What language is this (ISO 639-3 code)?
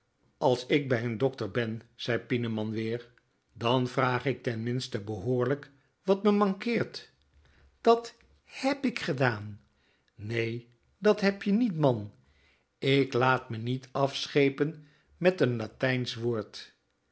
nld